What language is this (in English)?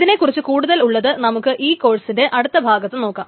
Malayalam